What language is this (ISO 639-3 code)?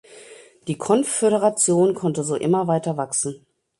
deu